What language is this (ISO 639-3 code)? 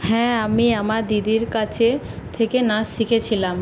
ben